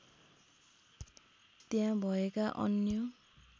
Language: Nepali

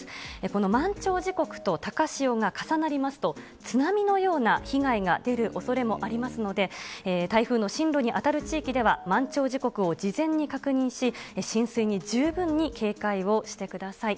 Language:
Japanese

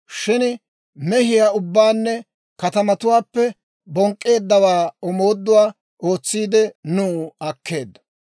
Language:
Dawro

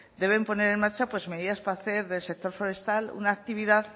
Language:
Spanish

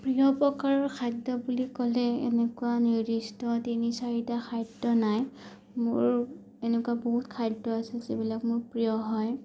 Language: Assamese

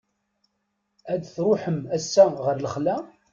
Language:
Kabyle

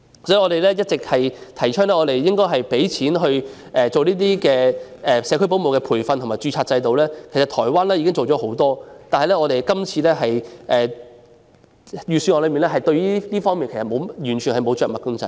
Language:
Cantonese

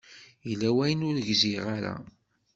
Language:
Kabyle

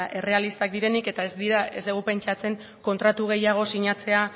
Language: Basque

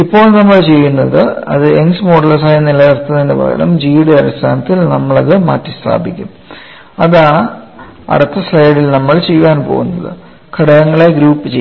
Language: Malayalam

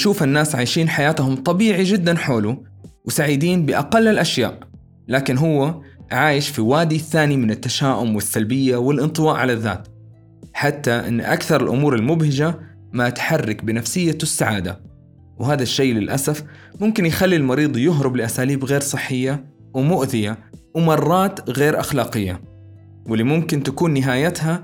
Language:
Arabic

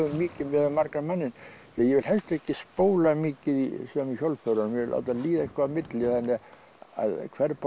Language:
Icelandic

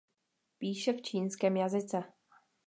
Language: Czech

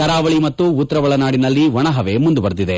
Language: Kannada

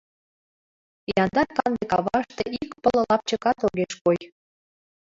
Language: Mari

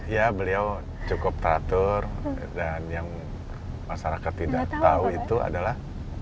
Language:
Indonesian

